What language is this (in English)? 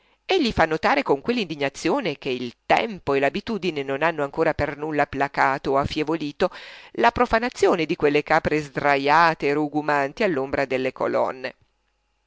Italian